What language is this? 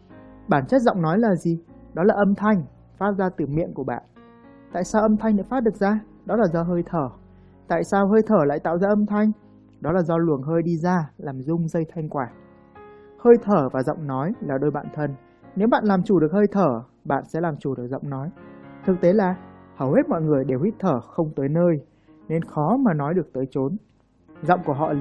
Vietnamese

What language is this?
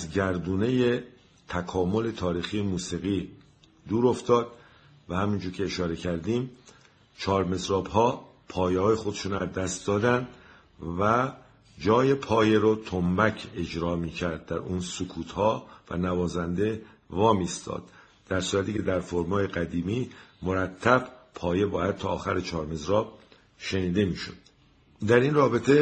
Persian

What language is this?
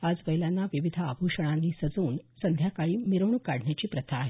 Marathi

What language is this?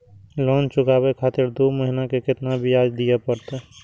Maithili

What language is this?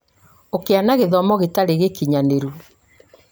Kikuyu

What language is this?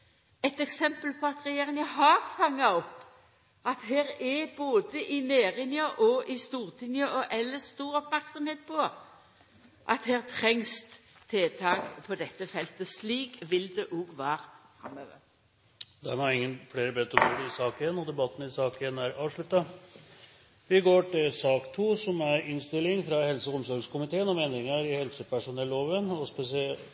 Norwegian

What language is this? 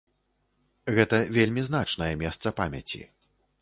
Belarusian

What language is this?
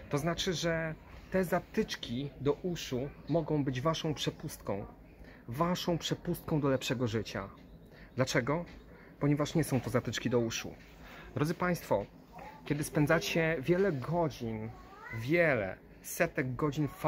Polish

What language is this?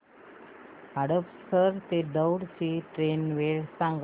Marathi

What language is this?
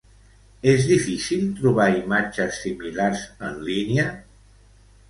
Catalan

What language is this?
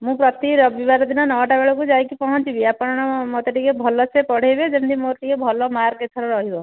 Odia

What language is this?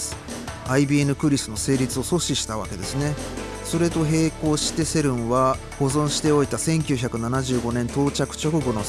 Japanese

